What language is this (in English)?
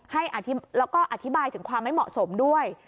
Thai